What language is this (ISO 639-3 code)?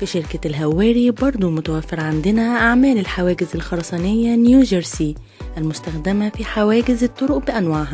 ara